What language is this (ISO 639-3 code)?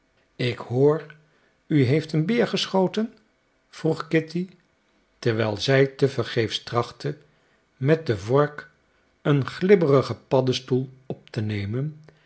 nld